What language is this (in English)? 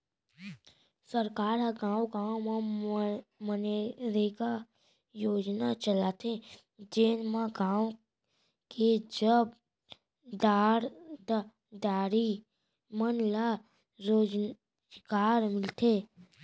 Chhattisgarhi